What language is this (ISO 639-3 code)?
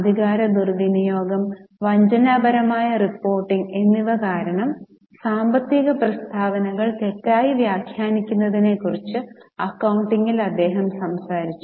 mal